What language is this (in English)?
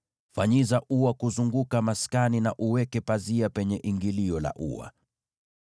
Swahili